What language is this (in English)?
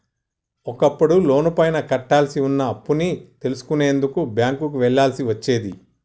Telugu